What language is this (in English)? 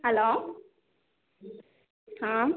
Malayalam